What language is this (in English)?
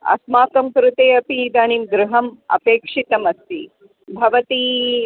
Sanskrit